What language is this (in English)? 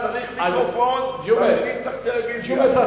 Hebrew